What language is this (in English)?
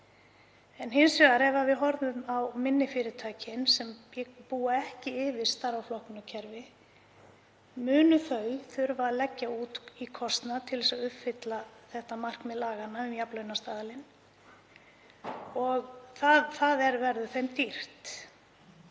Icelandic